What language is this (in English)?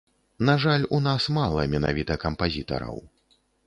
Belarusian